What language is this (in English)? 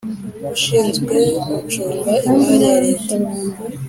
Kinyarwanda